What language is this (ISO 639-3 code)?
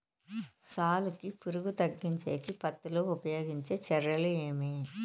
tel